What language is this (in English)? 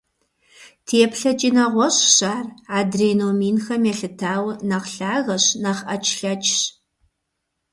Kabardian